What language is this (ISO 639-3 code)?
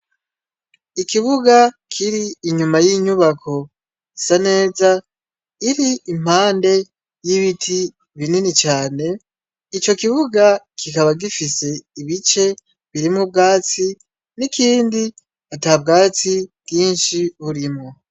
run